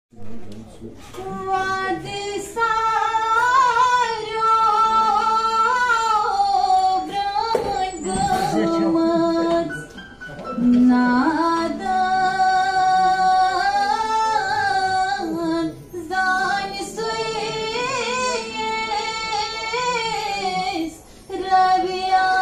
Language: Arabic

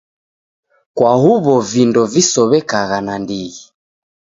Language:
Taita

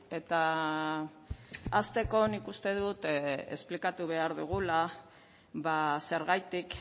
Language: Basque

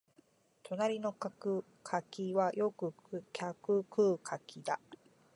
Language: Japanese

